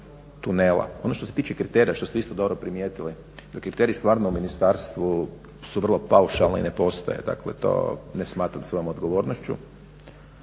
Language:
Croatian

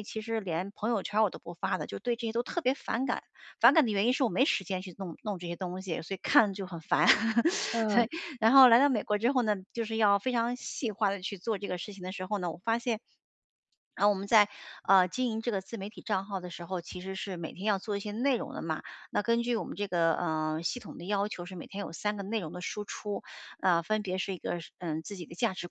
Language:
Chinese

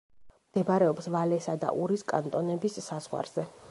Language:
Georgian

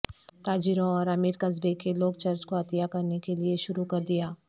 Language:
Urdu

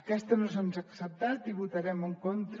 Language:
Catalan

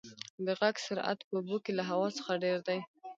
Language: Pashto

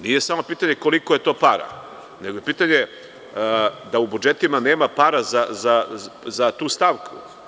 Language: Serbian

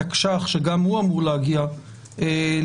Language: Hebrew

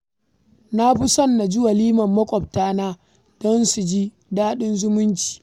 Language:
Hausa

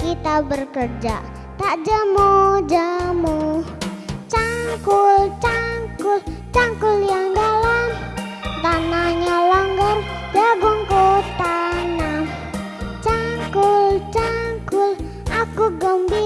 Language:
Indonesian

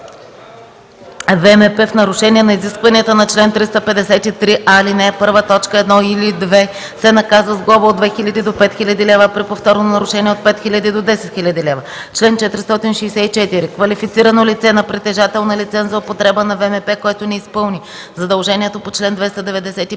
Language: Bulgarian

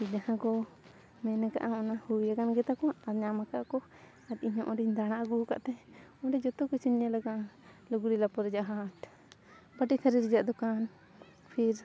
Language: Santali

